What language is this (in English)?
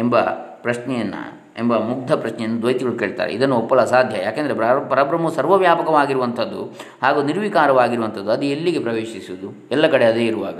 Kannada